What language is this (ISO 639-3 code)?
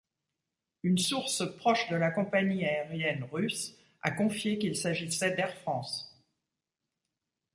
fra